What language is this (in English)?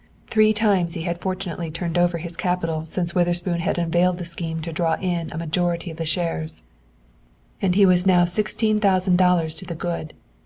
English